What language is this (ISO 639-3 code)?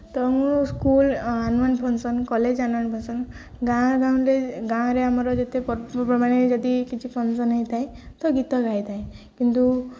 ori